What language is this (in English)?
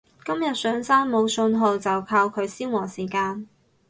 Cantonese